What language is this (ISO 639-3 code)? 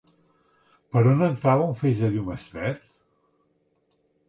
cat